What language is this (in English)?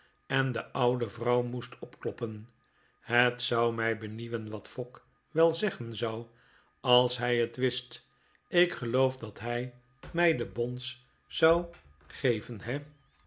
Dutch